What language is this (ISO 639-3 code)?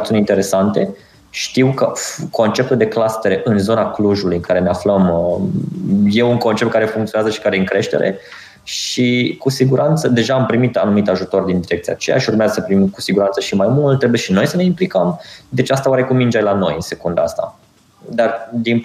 ron